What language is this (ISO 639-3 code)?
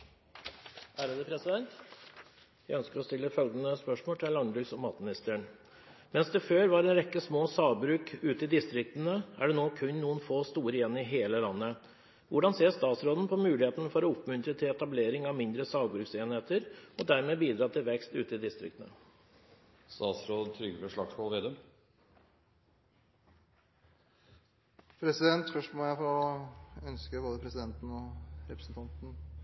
nob